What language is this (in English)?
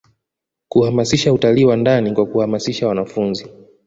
Swahili